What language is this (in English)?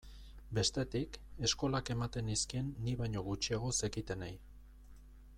Basque